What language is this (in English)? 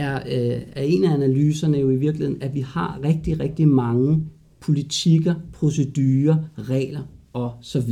Danish